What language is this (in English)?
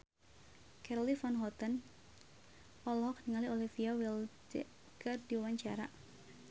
Sundanese